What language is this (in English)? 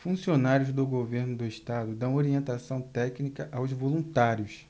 Portuguese